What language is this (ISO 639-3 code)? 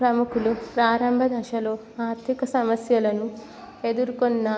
tel